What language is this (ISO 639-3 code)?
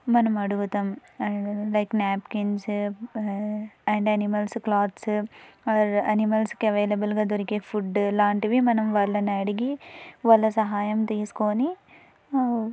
tel